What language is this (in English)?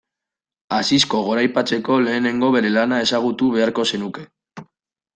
Basque